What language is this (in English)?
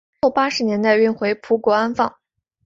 Chinese